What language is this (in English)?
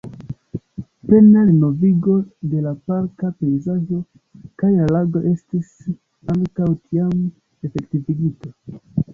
Esperanto